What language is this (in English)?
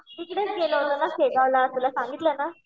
Marathi